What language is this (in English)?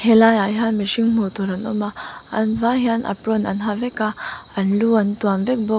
Mizo